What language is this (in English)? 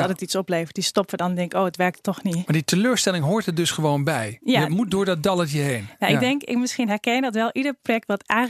Dutch